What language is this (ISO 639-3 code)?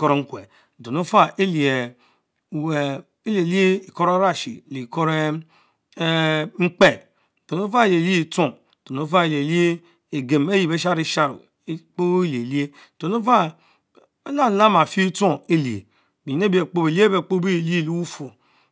mfo